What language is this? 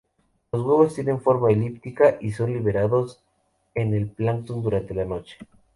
Spanish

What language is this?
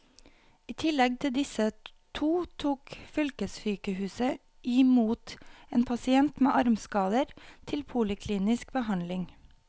Norwegian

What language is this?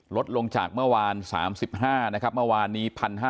Thai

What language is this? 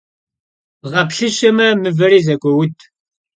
Kabardian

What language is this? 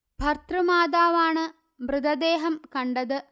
Malayalam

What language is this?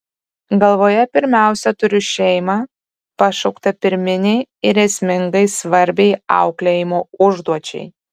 Lithuanian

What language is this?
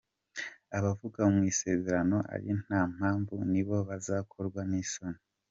Kinyarwanda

